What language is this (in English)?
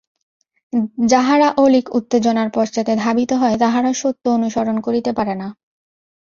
Bangla